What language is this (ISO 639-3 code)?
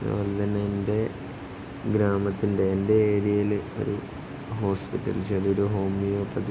mal